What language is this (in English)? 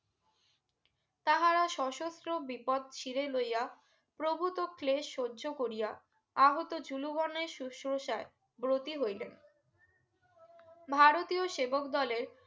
Bangla